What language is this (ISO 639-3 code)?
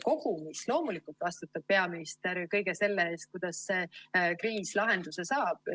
est